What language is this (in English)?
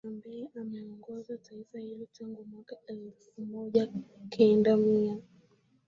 Swahili